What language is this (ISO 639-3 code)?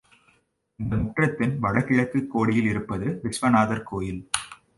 tam